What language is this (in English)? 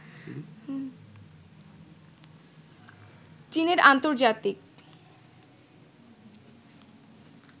Bangla